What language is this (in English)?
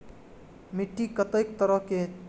Maithili